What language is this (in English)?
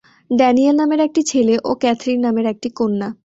Bangla